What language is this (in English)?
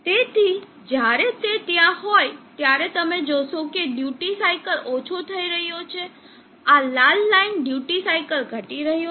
Gujarati